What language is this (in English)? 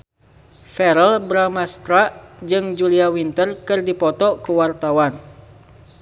Sundanese